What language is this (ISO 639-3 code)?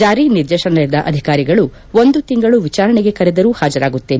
kan